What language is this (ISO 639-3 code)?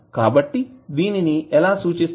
tel